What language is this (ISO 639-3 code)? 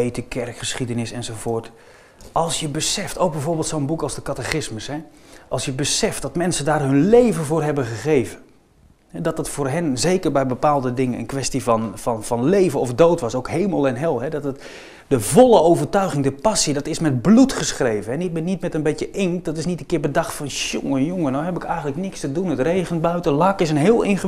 nld